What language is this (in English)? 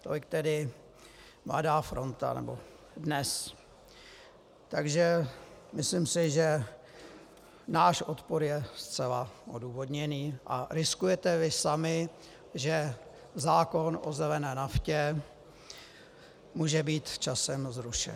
Czech